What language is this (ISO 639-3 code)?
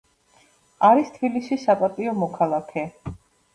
kat